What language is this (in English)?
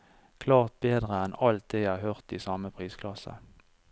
Norwegian